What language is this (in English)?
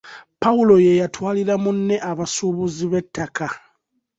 Ganda